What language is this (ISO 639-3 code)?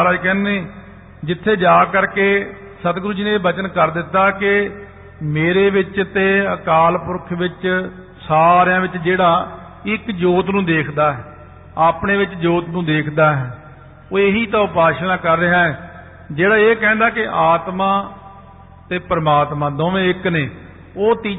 pan